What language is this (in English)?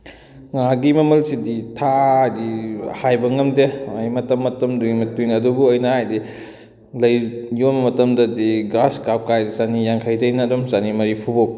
Manipuri